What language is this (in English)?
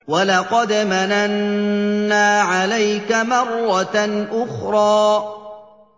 Arabic